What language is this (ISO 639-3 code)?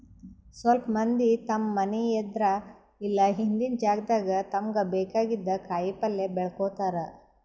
kan